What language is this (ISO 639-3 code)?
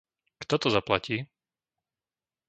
slk